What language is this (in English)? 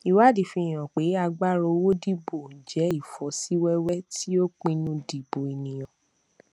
Yoruba